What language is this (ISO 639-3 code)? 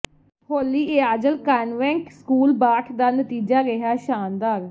pan